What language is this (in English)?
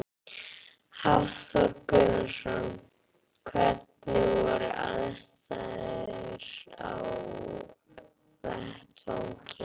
Icelandic